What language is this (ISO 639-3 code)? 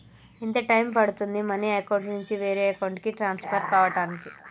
tel